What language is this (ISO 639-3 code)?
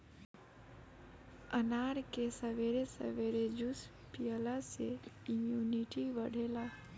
bho